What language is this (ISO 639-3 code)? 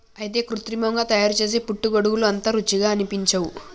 tel